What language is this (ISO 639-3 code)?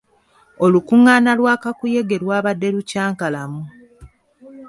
lug